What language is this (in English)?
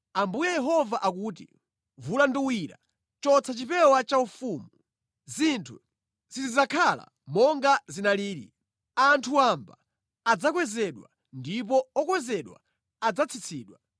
Nyanja